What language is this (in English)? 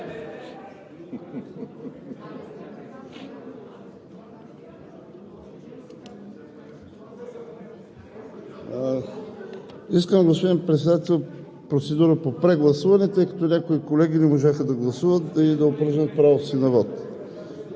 Bulgarian